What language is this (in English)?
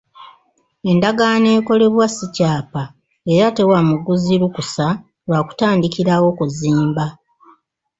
Ganda